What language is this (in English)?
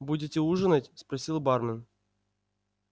Russian